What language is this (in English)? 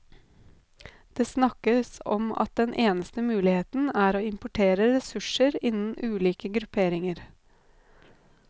Norwegian